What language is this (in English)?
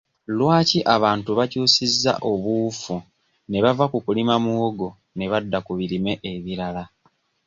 Ganda